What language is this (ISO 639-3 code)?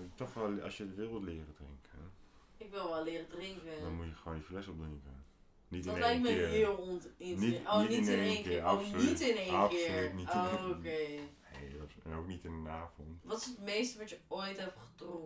nld